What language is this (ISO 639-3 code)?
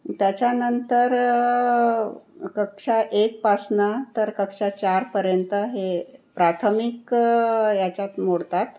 mar